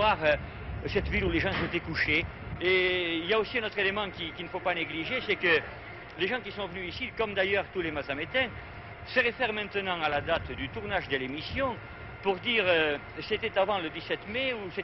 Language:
French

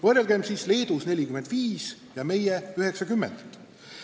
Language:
Estonian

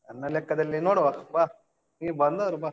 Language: Kannada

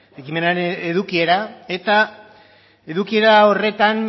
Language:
Basque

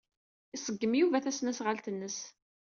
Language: Kabyle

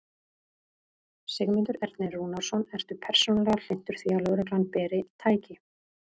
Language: Icelandic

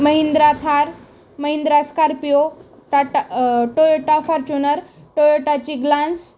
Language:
Marathi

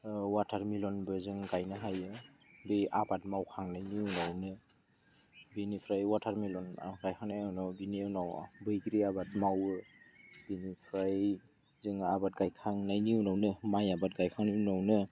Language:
Bodo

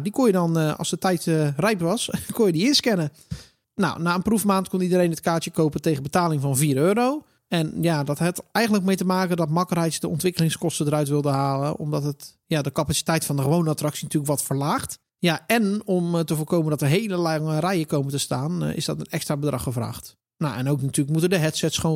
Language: Dutch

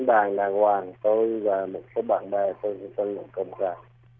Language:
Vietnamese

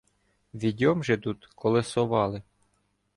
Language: Ukrainian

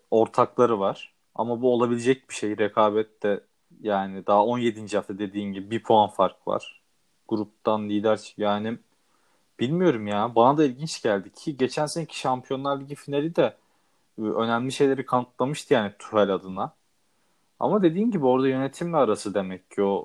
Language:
Turkish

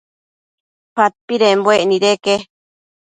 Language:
Matsés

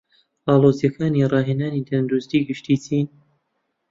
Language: Central Kurdish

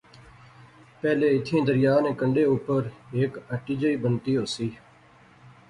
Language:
Pahari-Potwari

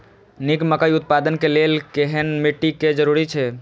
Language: Maithili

